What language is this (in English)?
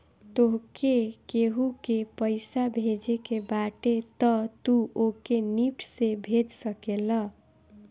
Bhojpuri